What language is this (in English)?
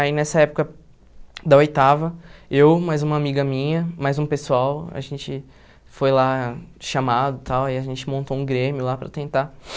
Portuguese